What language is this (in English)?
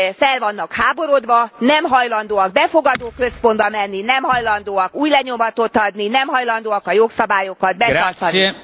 Hungarian